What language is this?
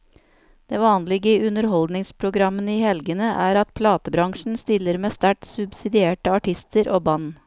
Norwegian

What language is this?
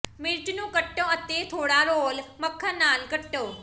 Punjabi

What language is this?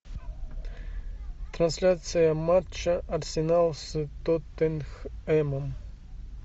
Russian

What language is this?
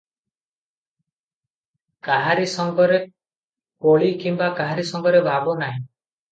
Odia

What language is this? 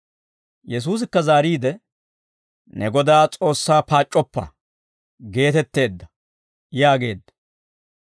Dawro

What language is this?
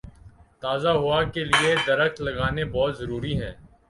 Urdu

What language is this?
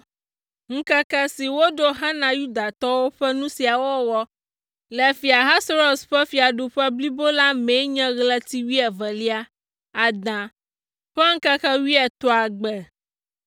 Ewe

